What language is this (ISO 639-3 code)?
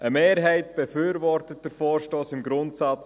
gsw